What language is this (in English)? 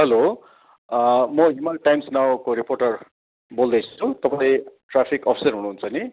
Nepali